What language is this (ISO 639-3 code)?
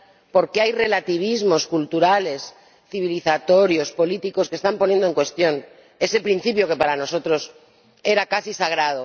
spa